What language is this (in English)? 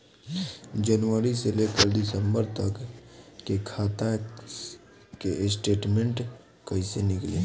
Bhojpuri